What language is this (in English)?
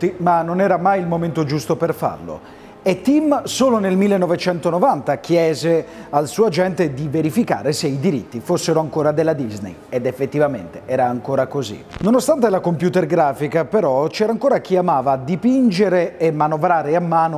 Italian